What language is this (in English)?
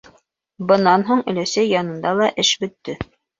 Bashkir